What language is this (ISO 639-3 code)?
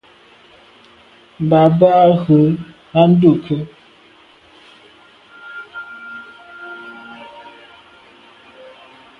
byv